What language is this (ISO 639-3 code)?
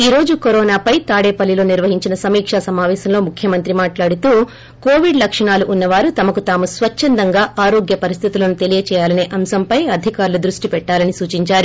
tel